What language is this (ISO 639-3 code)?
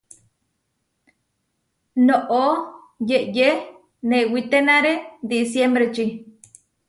var